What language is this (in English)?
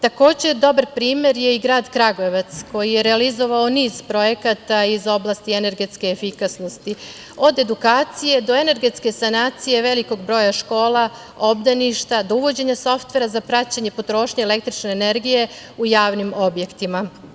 Serbian